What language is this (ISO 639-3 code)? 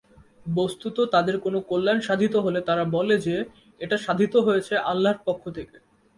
ben